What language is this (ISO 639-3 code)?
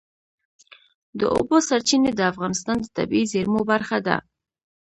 pus